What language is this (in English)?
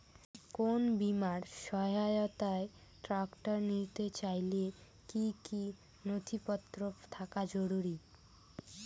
Bangla